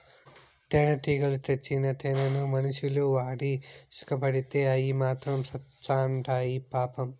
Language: Telugu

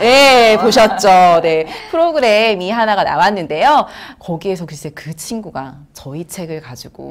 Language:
Korean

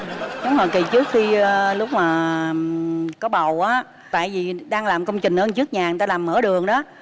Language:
Vietnamese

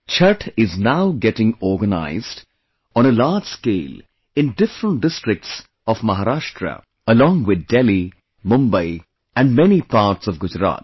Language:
English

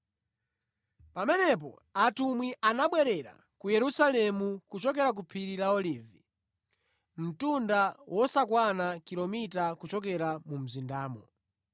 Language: Nyanja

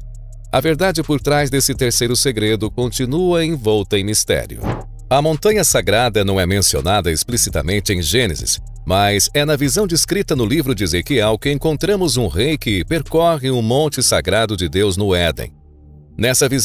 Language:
Portuguese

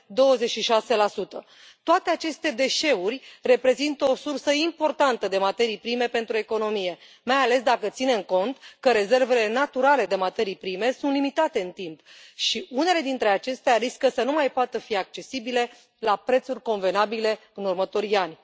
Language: Romanian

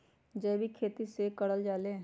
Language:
Magahi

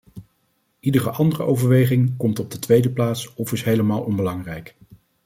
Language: Dutch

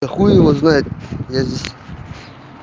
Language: Russian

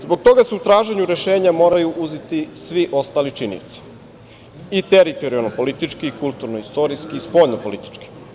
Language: Serbian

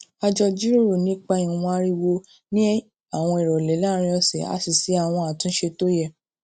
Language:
Yoruba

